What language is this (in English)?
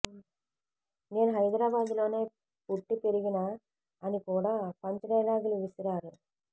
Telugu